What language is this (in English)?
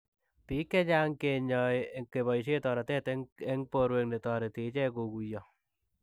Kalenjin